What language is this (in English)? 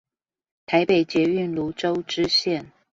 Chinese